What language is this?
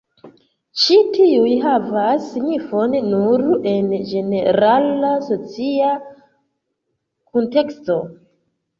Esperanto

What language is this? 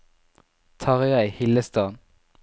Norwegian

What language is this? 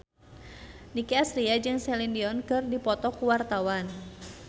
Sundanese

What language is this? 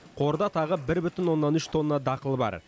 Kazakh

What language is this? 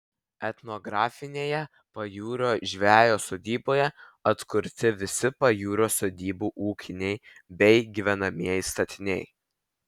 Lithuanian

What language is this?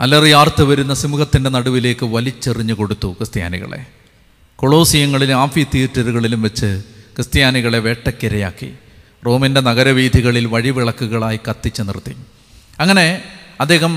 Malayalam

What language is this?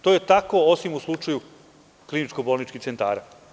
Serbian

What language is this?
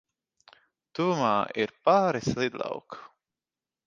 Latvian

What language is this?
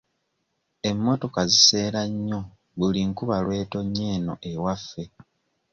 Ganda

